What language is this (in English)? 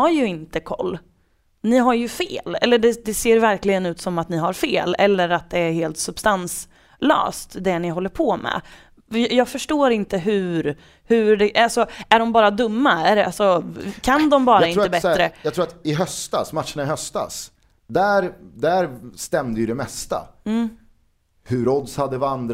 Swedish